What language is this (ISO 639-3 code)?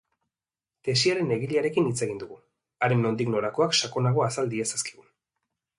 eus